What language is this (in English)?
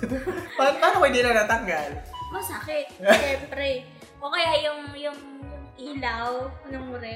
Filipino